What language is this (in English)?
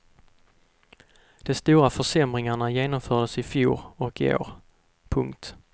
Swedish